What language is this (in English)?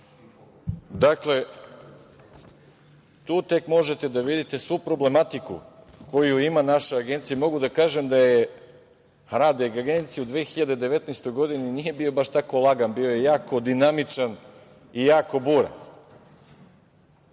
Serbian